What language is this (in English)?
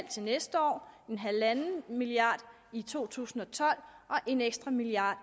Danish